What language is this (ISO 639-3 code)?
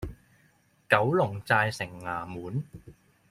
yue